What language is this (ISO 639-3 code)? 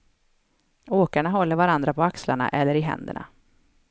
swe